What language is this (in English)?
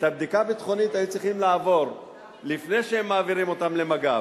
Hebrew